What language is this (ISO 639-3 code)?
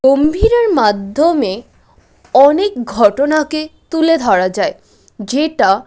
ben